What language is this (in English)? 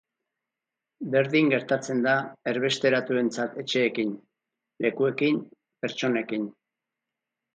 Basque